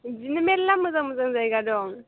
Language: Bodo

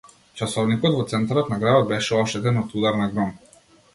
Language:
Macedonian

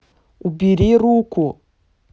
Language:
Russian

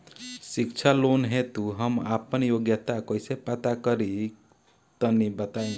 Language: Bhojpuri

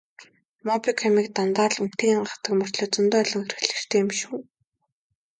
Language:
Mongolian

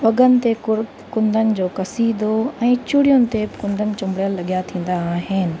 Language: Sindhi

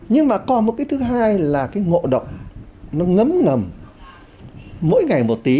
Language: Vietnamese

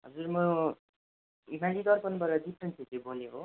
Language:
Nepali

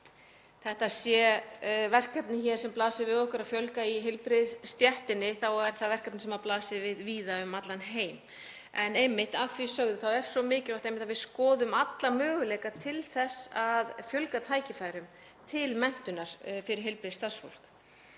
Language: Icelandic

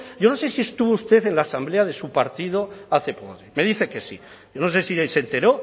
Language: Spanish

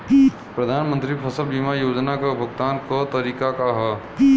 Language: Bhojpuri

